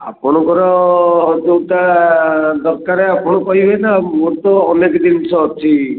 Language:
Odia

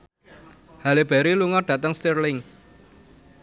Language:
Javanese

